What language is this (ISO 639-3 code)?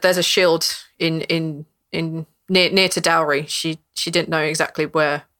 eng